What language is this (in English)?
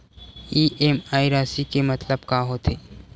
Chhattisgarhi